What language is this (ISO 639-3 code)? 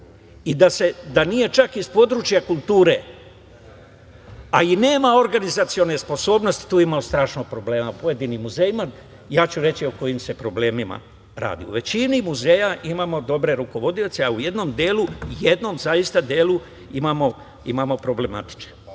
srp